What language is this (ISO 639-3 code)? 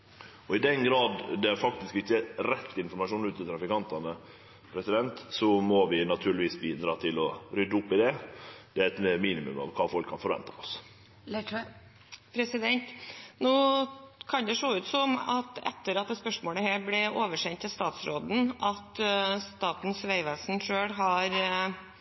nor